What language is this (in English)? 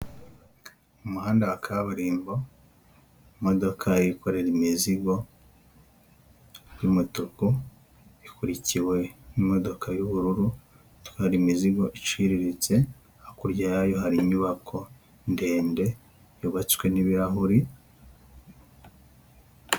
Kinyarwanda